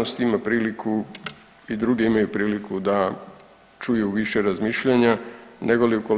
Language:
Croatian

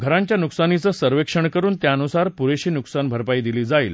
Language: Marathi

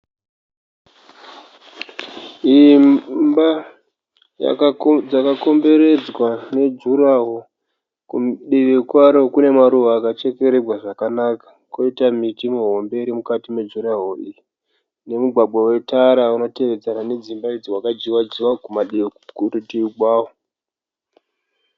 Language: Shona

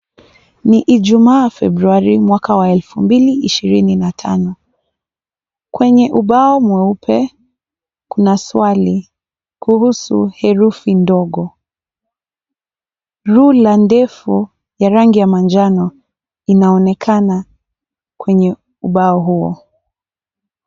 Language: Swahili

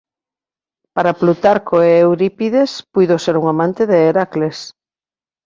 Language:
Galician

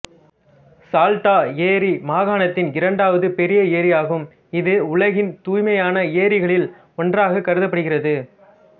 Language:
Tamil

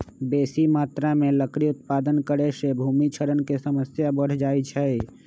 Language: Magahi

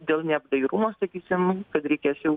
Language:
Lithuanian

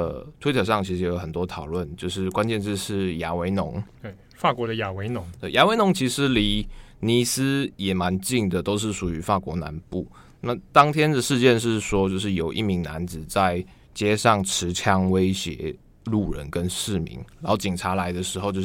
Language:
Chinese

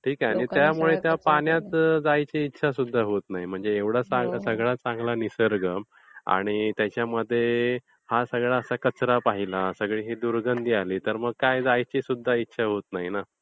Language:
Marathi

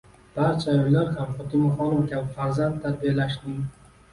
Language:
Uzbek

